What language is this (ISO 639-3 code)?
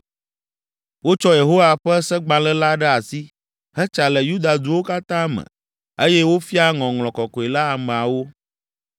ewe